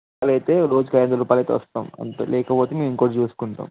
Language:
Telugu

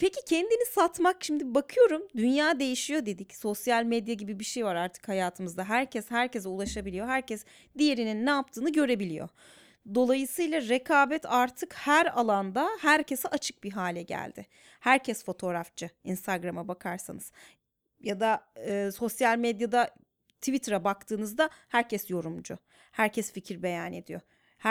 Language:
Turkish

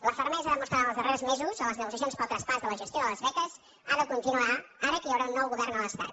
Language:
Catalan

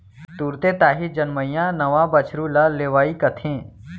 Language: Chhattisgarhi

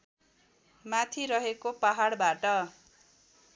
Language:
Nepali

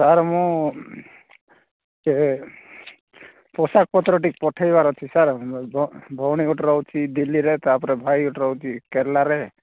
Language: Odia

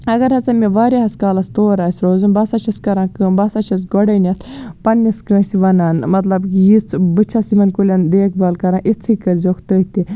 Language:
Kashmiri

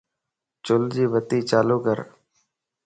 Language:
Lasi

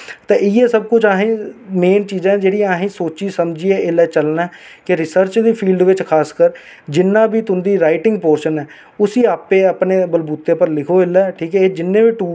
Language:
Dogri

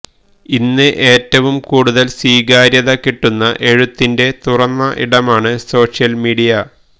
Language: Malayalam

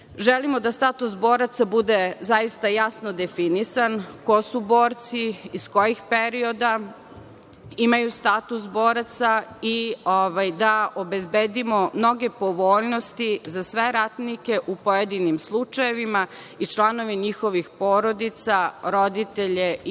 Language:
Serbian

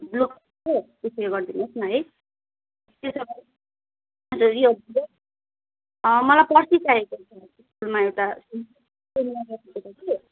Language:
Nepali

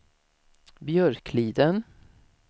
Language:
Swedish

